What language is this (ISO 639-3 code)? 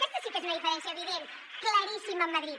cat